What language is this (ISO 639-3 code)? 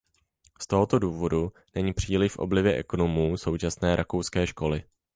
ces